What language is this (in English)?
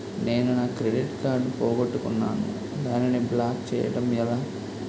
Telugu